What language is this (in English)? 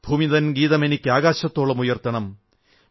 Malayalam